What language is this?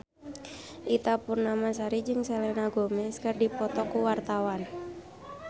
Sundanese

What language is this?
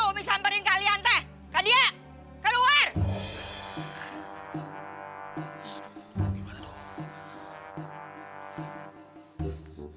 Indonesian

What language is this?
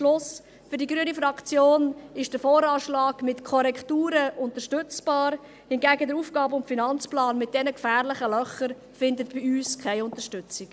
Swiss German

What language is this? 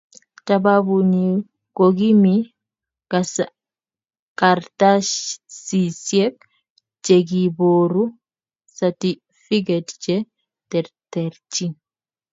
Kalenjin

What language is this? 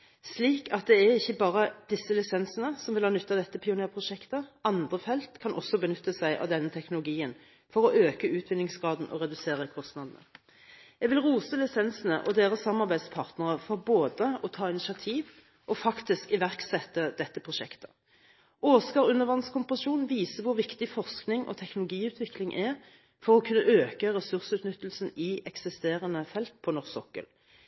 Norwegian Bokmål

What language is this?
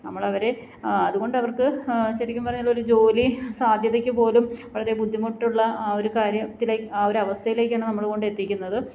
Malayalam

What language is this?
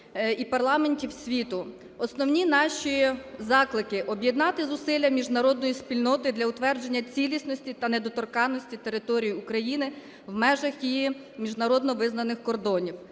Ukrainian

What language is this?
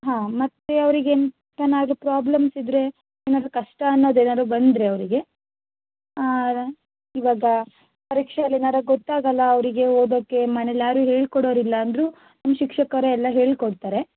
Kannada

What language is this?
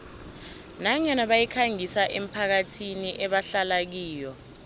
South Ndebele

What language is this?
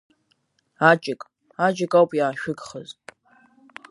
Abkhazian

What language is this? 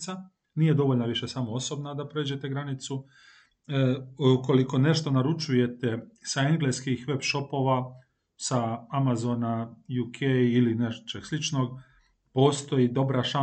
Croatian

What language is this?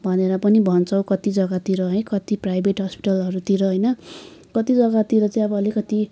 Nepali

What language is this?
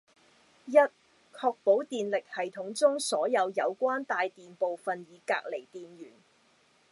Cantonese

